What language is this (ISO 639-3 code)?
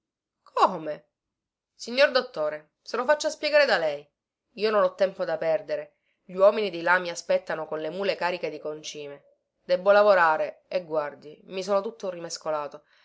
ita